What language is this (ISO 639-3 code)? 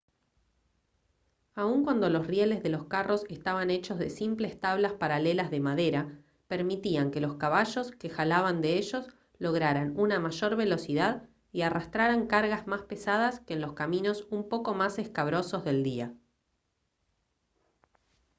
spa